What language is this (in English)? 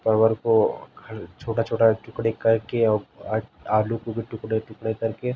Urdu